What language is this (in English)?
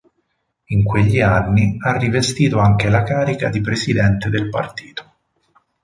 Italian